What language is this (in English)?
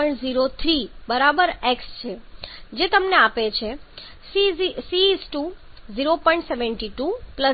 Gujarati